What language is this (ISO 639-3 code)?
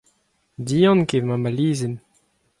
bre